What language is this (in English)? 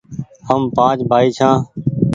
Goaria